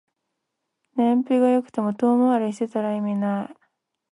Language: Japanese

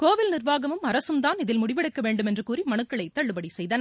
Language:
Tamil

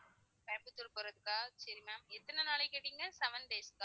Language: Tamil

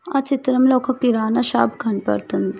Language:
Telugu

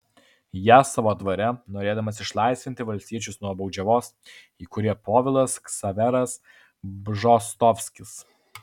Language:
Lithuanian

